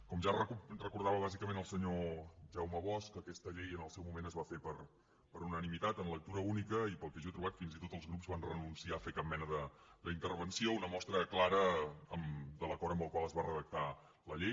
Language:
Catalan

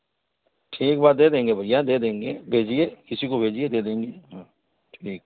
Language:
Hindi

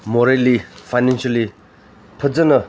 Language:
Manipuri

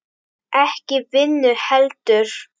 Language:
Icelandic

